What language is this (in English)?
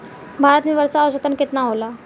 Bhojpuri